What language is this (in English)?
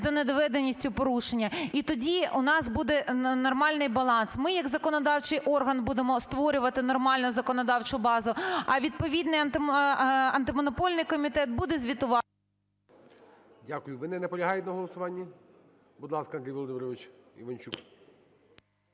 Ukrainian